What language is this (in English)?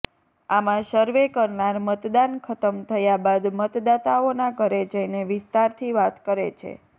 Gujarati